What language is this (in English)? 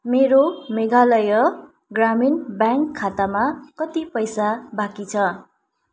Nepali